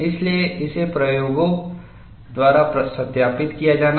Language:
Hindi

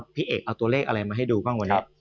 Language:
Thai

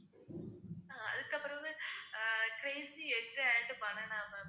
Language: Tamil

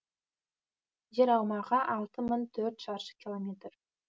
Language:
Kazakh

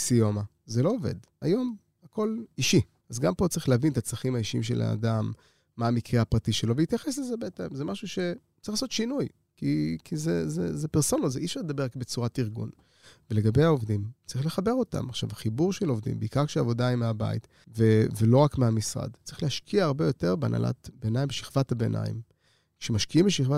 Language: Hebrew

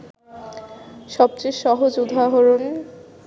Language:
Bangla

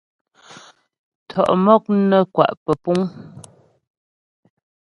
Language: Ghomala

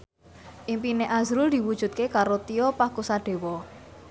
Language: Javanese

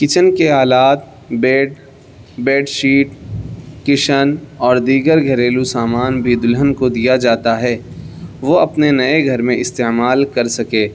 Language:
Urdu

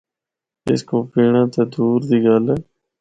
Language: Northern Hindko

